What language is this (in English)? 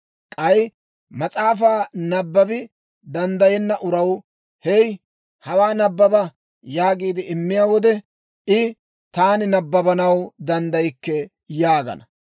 Dawro